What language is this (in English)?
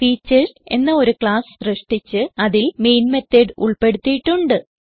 Malayalam